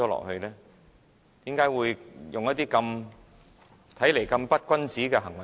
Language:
Cantonese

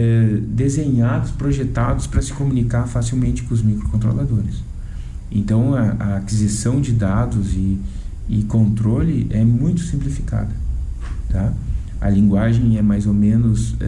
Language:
Portuguese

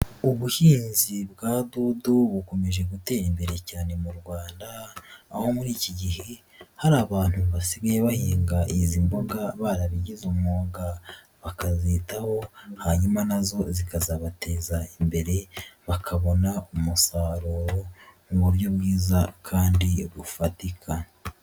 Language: Kinyarwanda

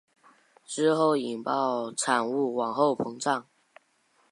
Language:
Chinese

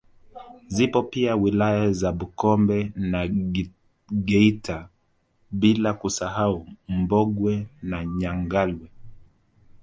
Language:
Swahili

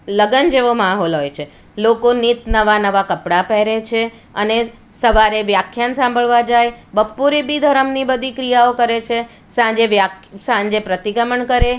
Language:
Gujarati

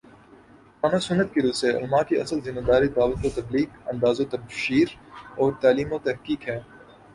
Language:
Urdu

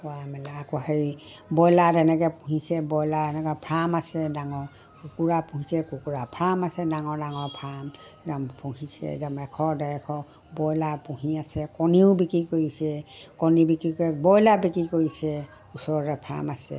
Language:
Assamese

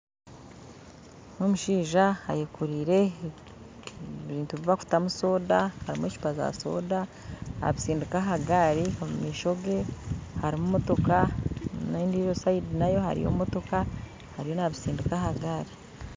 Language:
Nyankole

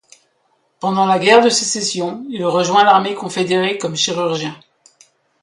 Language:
French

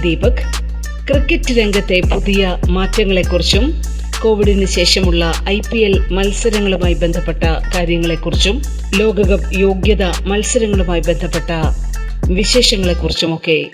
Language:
Malayalam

